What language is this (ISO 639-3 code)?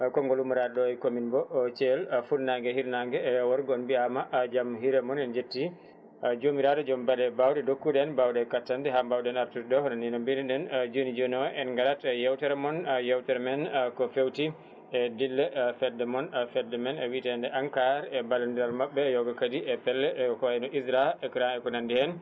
ful